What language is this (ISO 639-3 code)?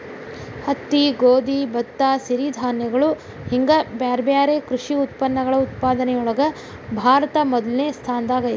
kan